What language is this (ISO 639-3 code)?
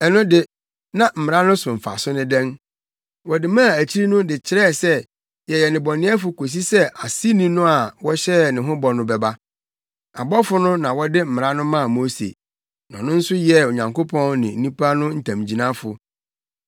aka